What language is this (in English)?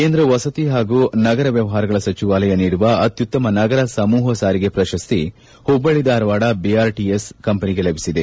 Kannada